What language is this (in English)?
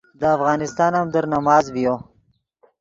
Yidgha